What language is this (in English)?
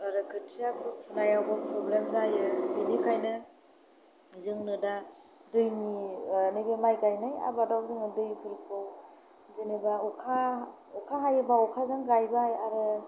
Bodo